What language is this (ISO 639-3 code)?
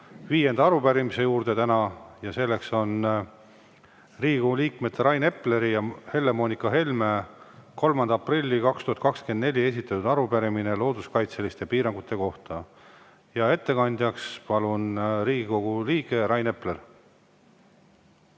est